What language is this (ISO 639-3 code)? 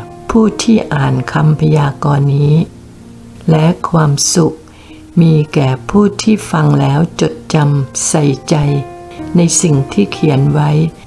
tha